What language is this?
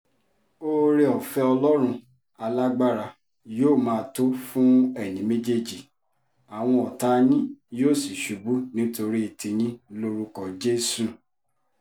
Yoruba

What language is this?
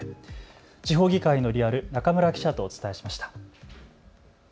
Japanese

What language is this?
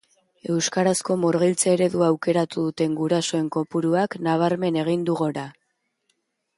Basque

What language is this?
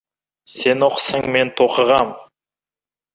Kazakh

